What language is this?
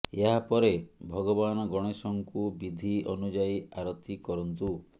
Odia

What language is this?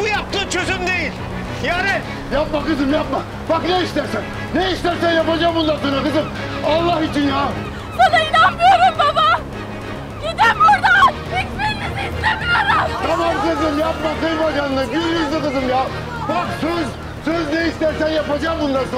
Turkish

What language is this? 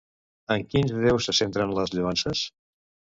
Catalan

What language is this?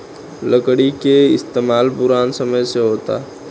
Bhojpuri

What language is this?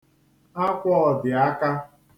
Igbo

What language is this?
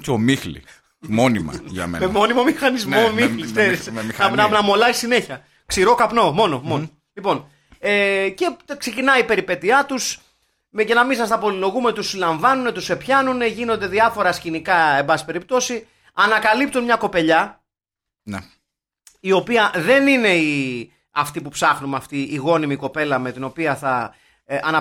Greek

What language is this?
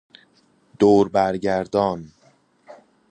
Persian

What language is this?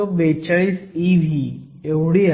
Marathi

